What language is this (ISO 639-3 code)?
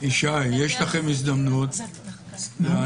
heb